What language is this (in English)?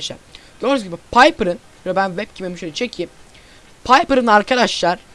Turkish